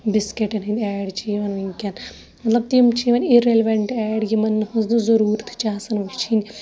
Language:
Kashmiri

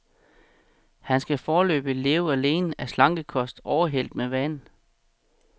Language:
Danish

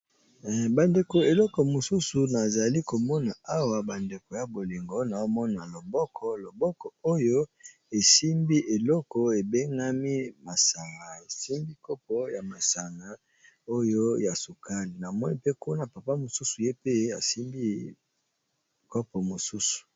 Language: Lingala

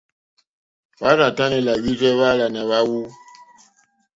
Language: Mokpwe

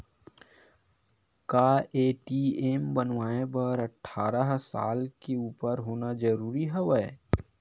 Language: Chhattisgarhi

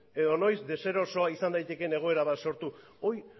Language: Basque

